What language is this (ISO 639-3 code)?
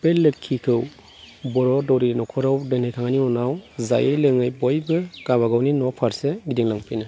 brx